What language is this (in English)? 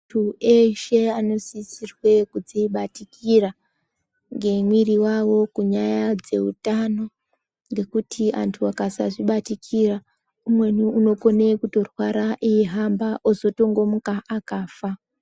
Ndau